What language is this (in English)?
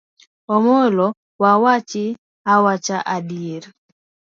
Luo (Kenya and Tanzania)